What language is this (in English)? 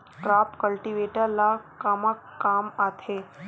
Chhattisgarhi